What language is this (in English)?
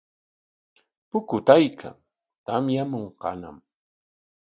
Corongo Ancash Quechua